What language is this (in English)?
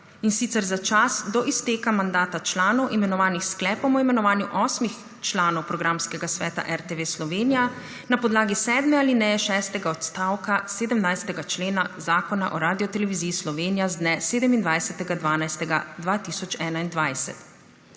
Slovenian